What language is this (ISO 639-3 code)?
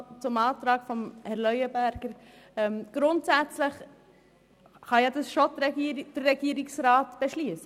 gsw